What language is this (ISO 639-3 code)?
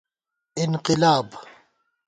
gwt